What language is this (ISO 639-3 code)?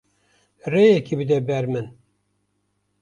kur